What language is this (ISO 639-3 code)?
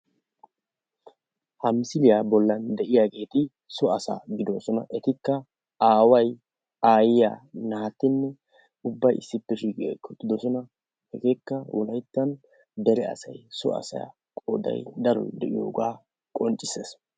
wal